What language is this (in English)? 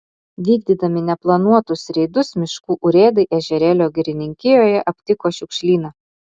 Lithuanian